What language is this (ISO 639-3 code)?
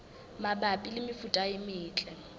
sot